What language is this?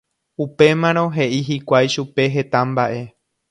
Guarani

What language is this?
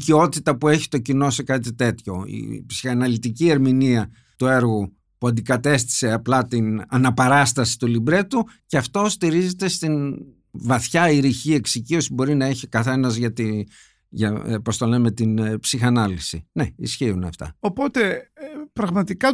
Greek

